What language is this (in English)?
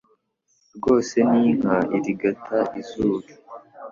Kinyarwanda